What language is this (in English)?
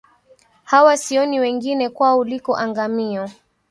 Swahili